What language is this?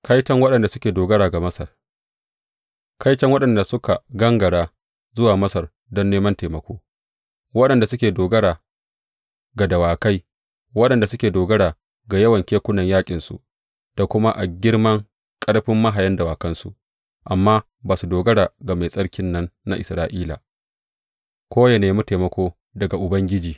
Hausa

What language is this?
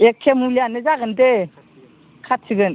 Bodo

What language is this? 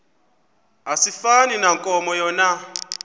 Xhosa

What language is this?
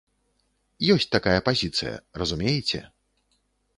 Belarusian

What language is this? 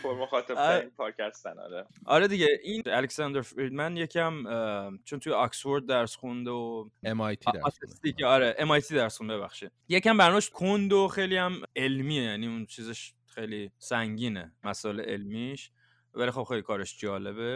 Persian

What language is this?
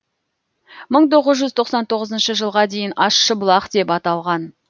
Kazakh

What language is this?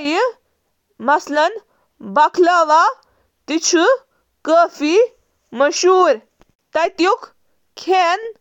Kashmiri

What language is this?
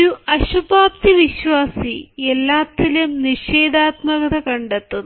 Malayalam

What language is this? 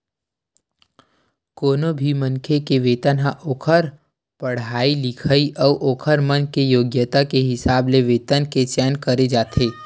Chhattisgarhi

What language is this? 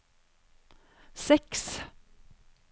Norwegian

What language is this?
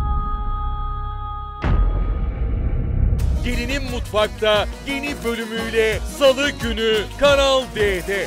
Turkish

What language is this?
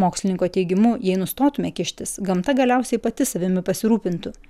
Lithuanian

